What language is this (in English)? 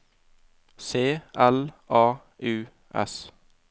Norwegian